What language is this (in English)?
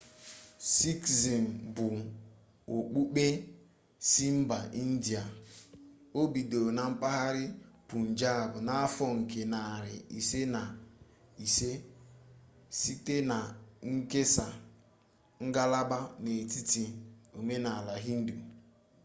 Igbo